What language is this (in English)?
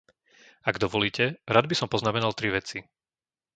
Slovak